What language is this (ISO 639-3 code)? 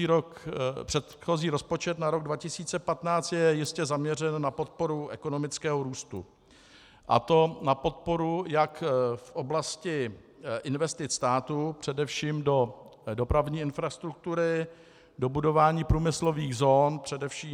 ces